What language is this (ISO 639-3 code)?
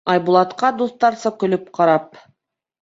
bak